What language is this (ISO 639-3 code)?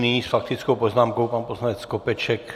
ces